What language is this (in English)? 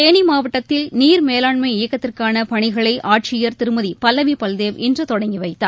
Tamil